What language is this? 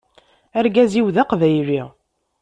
Kabyle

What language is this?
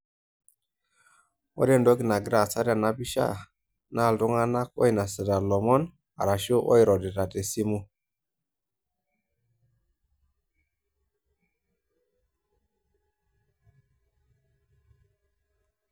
Masai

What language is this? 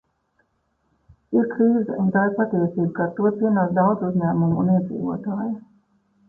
Latvian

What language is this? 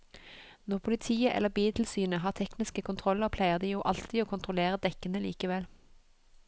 Norwegian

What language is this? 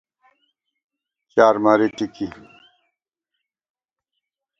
Gawar-Bati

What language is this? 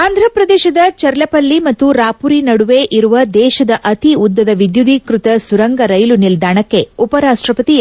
Kannada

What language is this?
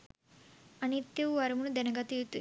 Sinhala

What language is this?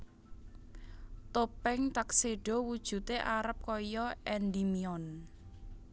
Javanese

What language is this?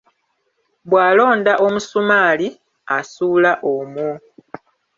Ganda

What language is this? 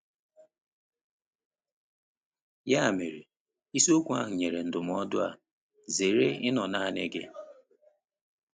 Igbo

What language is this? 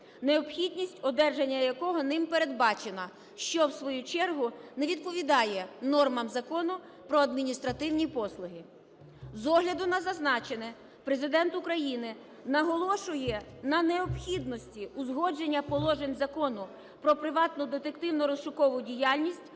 Ukrainian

